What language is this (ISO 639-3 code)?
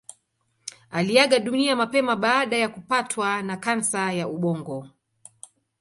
swa